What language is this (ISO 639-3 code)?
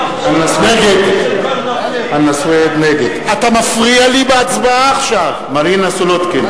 heb